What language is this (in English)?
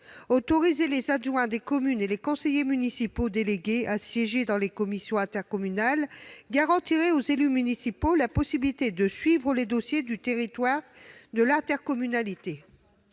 French